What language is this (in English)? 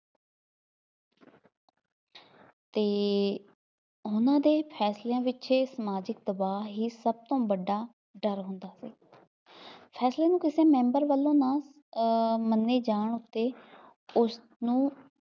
Punjabi